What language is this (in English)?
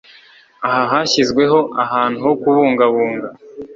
Kinyarwanda